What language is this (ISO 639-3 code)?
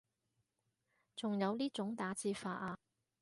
yue